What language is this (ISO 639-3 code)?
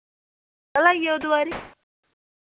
doi